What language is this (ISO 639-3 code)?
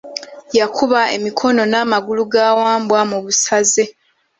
lug